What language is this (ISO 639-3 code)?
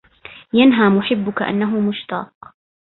ara